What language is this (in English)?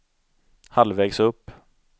Swedish